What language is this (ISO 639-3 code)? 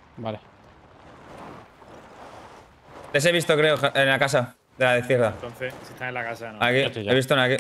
spa